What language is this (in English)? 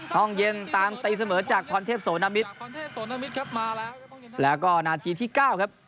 Thai